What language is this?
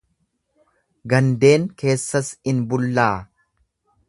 Oromo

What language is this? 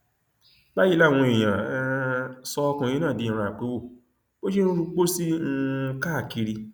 Yoruba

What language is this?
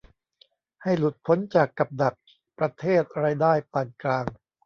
Thai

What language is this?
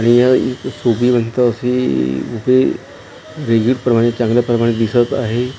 Marathi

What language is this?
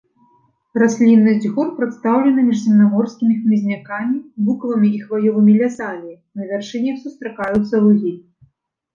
Belarusian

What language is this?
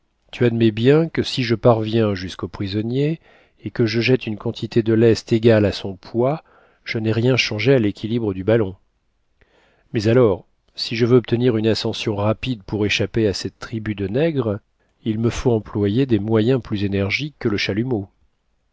French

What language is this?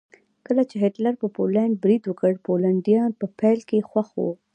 Pashto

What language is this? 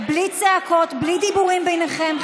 Hebrew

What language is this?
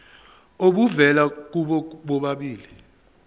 Zulu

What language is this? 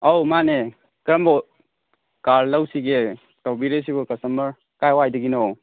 Manipuri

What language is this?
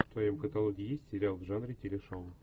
Russian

